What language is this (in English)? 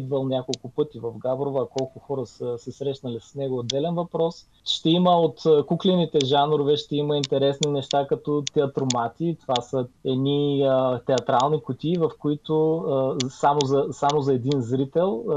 Bulgarian